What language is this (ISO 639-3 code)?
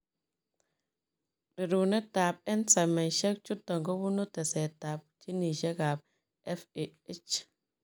kln